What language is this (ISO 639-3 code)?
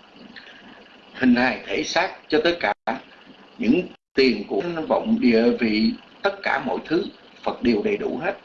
vie